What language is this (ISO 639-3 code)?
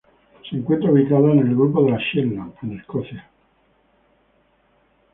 spa